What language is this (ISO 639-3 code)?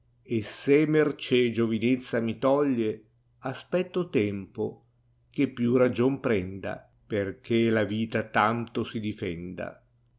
ita